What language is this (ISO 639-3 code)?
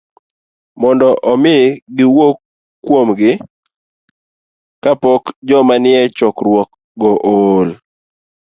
luo